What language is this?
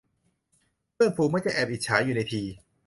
Thai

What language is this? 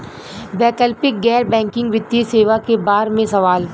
Bhojpuri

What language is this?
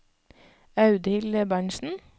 Norwegian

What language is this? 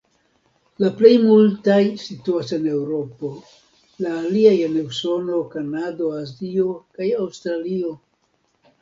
Esperanto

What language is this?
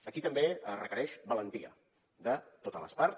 Catalan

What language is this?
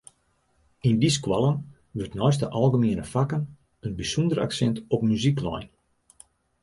Western Frisian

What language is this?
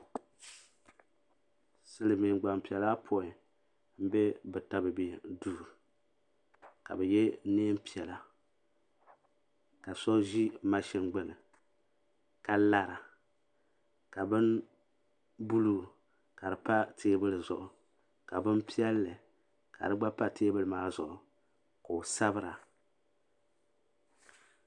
Dagbani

